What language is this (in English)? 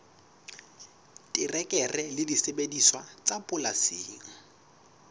Southern Sotho